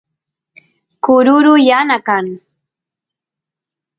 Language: Santiago del Estero Quichua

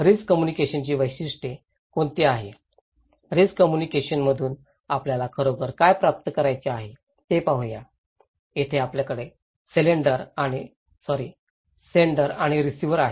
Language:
Marathi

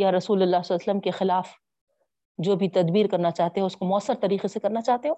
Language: Urdu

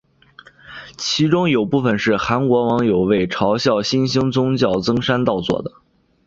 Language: Chinese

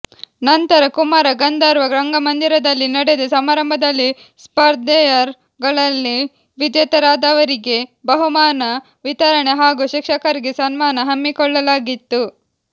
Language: Kannada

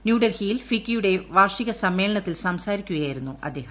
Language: Malayalam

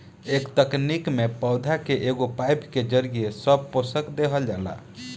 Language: Bhojpuri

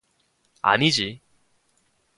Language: Korean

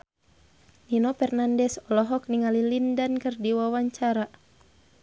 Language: Sundanese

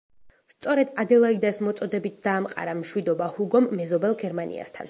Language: Georgian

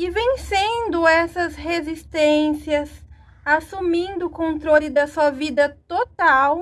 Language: Portuguese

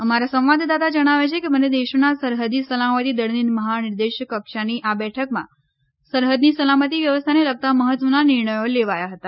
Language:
Gujarati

